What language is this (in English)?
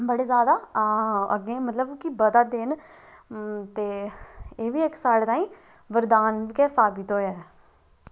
Dogri